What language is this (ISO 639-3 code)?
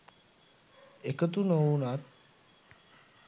sin